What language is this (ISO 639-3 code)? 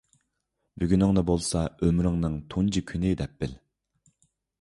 uig